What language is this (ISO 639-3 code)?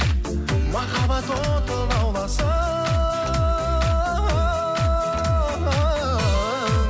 kaz